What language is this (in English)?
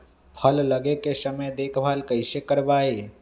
Magahi